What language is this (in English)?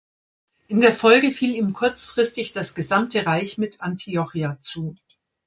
German